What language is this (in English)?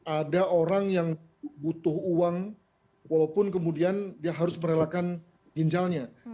Indonesian